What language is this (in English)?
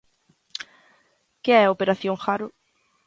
Galician